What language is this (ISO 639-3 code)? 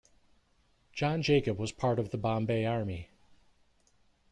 eng